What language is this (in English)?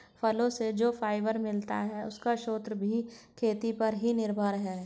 Hindi